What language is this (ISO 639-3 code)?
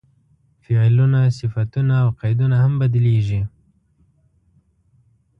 pus